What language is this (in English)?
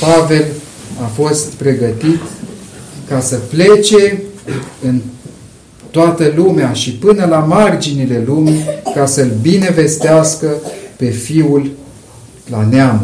Romanian